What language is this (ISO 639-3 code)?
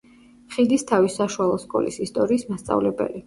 kat